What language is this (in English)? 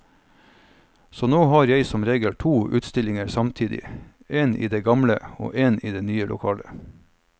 Norwegian